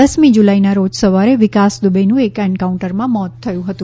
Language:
Gujarati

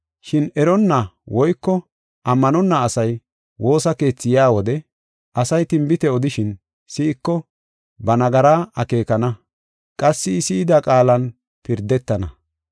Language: Gofa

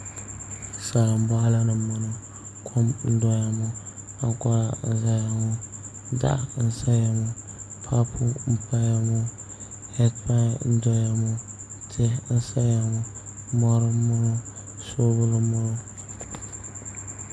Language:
Dagbani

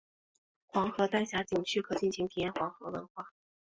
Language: Chinese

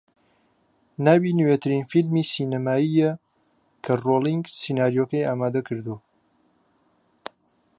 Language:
Central Kurdish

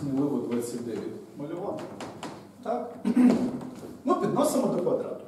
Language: Ukrainian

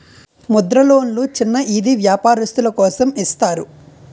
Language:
Telugu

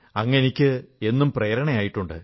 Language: Malayalam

